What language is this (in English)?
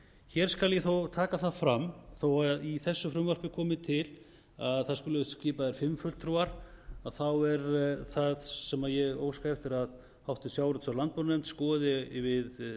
Icelandic